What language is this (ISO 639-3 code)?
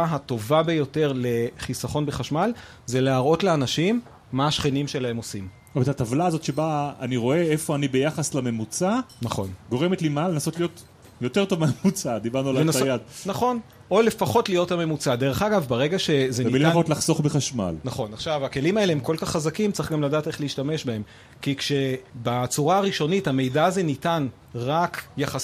heb